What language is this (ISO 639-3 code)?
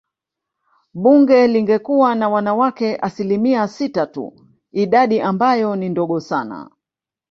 swa